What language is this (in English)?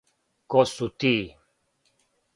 Serbian